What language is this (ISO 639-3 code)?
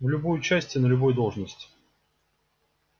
rus